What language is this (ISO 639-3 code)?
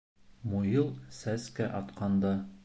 bak